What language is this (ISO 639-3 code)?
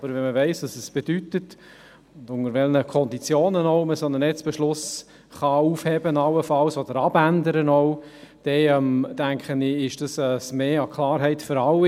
gsw